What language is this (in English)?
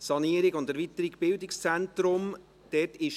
Swiss German